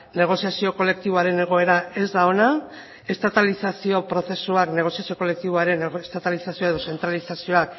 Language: Basque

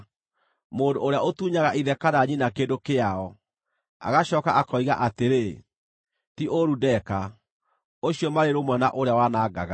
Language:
Kikuyu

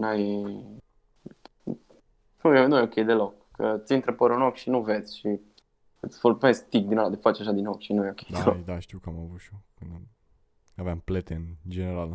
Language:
Romanian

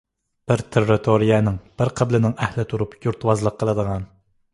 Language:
Uyghur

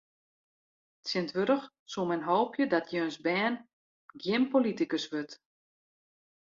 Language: Western Frisian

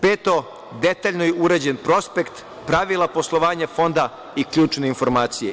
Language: Serbian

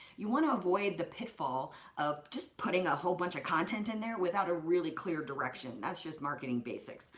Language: English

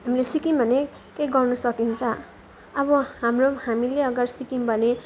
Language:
Nepali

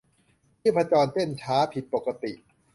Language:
Thai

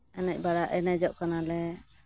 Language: Santali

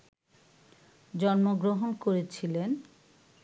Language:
Bangla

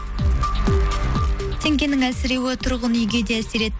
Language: Kazakh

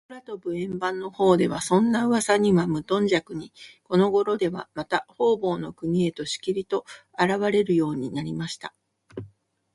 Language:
Japanese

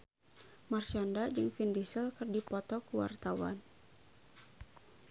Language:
Sundanese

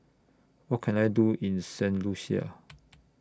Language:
English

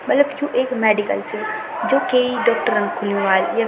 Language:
Garhwali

